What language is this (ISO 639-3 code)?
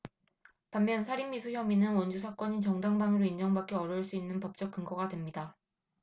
kor